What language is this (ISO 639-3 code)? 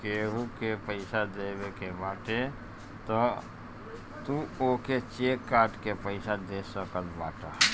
bho